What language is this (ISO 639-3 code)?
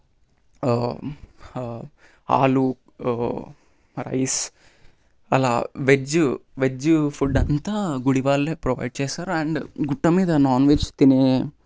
tel